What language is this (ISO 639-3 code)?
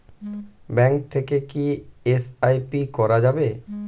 ben